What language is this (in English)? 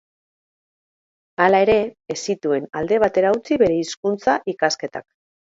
Basque